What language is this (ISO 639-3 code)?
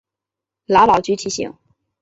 zho